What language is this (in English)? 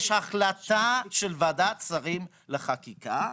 Hebrew